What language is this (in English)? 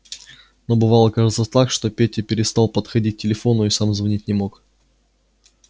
Russian